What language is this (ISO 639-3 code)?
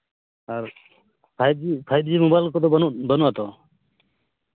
sat